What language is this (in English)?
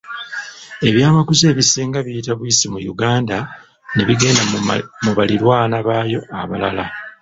Ganda